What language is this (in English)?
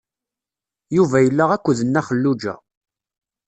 Kabyle